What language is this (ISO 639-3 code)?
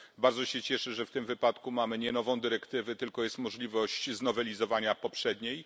pol